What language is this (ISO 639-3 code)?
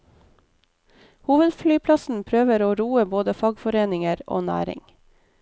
nor